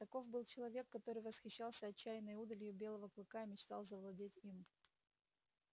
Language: Russian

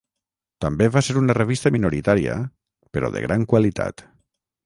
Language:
Catalan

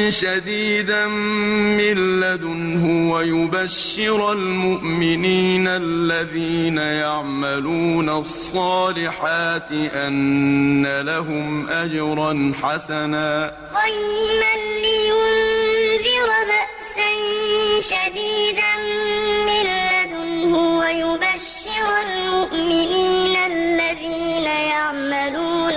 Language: Arabic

